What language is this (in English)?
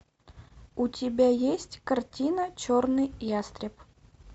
Russian